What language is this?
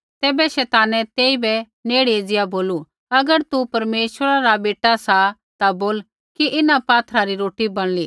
Kullu Pahari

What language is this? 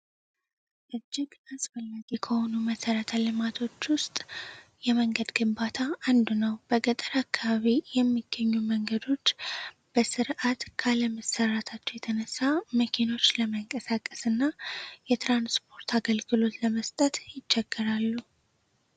Amharic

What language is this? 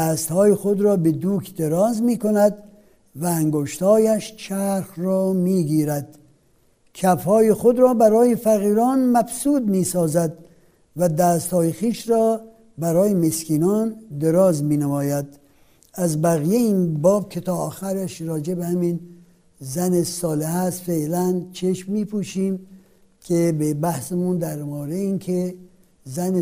Persian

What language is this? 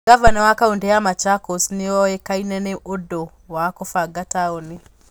Kikuyu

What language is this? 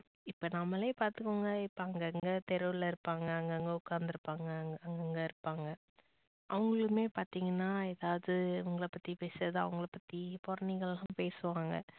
Tamil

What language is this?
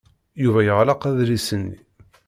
Kabyle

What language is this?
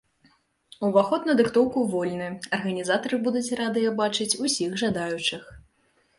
Belarusian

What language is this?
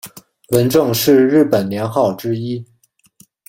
Chinese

